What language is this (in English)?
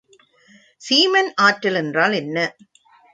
Tamil